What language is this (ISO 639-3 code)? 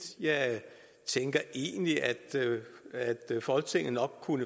dan